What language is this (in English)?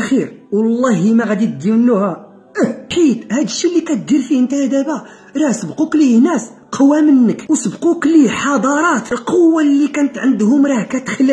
Arabic